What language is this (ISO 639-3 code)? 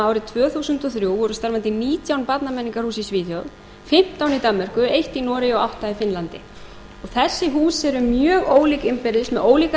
isl